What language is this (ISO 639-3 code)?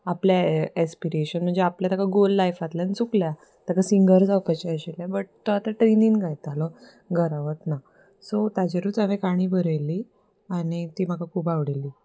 kok